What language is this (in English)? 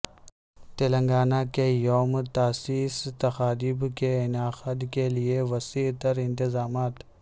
Urdu